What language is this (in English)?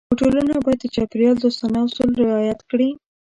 Pashto